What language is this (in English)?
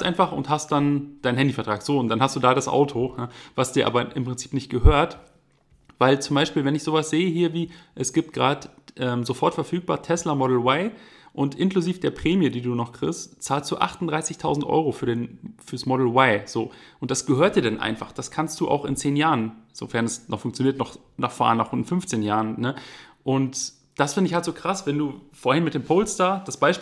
German